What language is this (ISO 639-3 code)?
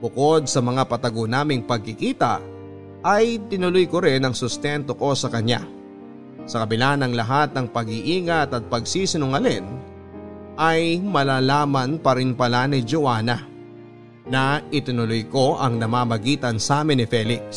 fil